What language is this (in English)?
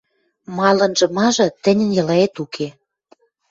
Western Mari